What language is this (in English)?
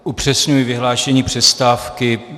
Czech